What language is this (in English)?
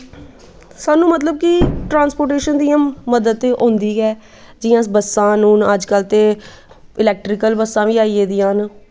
Dogri